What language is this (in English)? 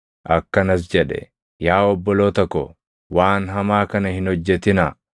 Oromo